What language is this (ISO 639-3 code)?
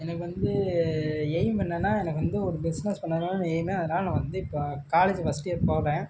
tam